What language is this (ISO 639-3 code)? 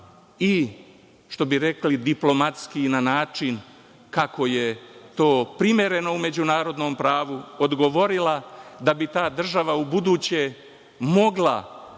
srp